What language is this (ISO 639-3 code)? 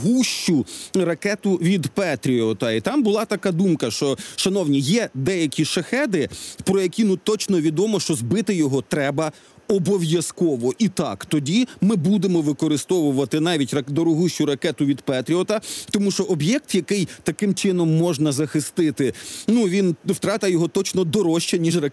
ukr